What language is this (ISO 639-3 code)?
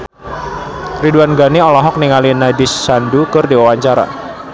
sun